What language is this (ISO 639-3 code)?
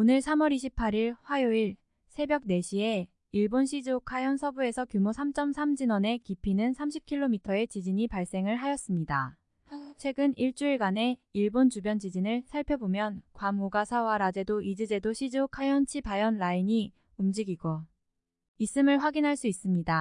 kor